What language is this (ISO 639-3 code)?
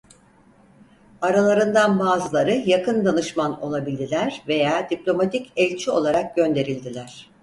tur